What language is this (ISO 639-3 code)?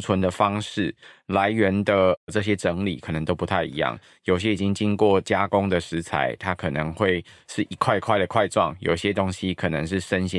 zho